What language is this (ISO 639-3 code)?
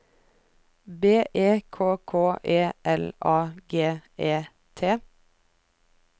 nor